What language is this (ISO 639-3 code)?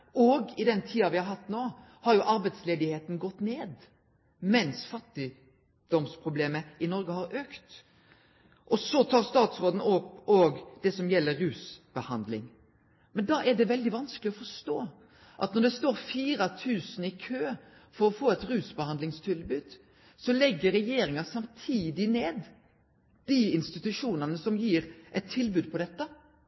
nno